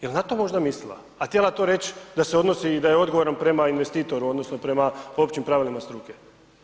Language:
Croatian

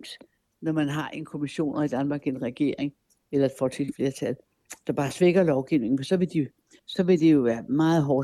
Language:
Danish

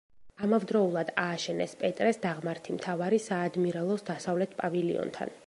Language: Georgian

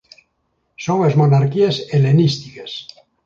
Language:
Galician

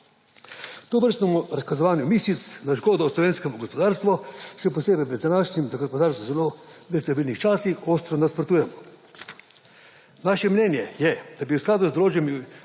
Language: Slovenian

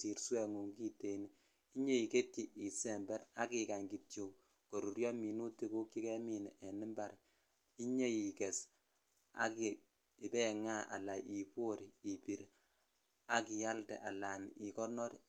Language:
Kalenjin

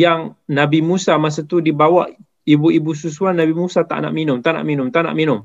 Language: Malay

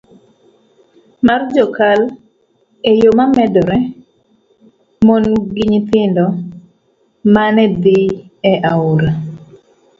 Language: Luo (Kenya and Tanzania)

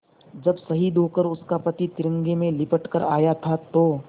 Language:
Hindi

